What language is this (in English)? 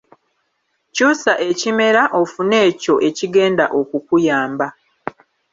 Ganda